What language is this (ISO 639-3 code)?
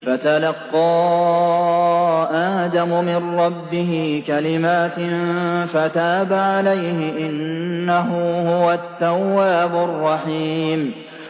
ara